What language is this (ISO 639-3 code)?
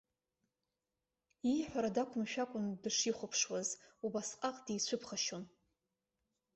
abk